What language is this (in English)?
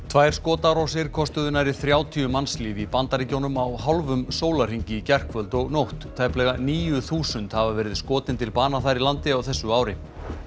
Icelandic